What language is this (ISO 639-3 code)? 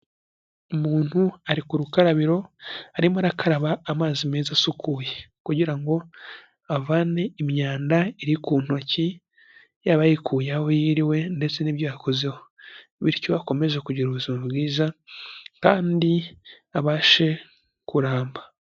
kin